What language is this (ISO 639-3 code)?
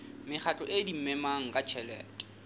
sot